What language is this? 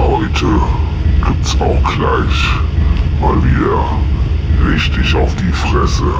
German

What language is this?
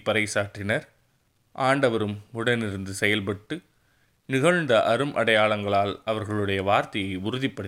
Tamil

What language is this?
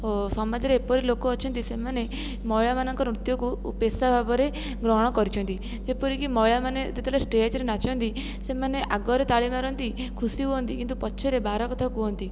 Odia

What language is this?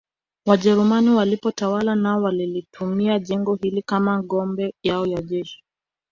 Swahili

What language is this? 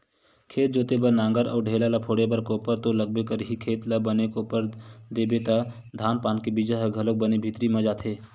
Chhattisgarhi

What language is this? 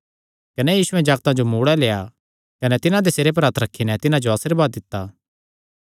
Kangri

